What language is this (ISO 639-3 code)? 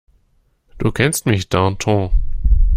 deu